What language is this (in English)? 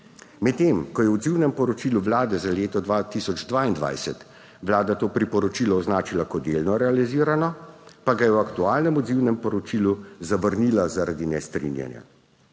Slovenian